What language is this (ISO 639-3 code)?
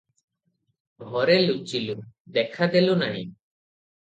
ori